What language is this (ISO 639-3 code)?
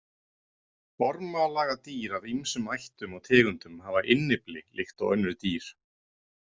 isl